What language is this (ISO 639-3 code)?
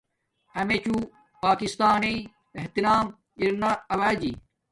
dmk